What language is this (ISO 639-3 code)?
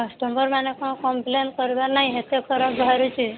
ori